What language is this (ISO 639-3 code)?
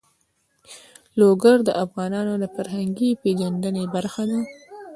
pus